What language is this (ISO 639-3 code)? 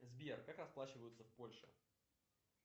rus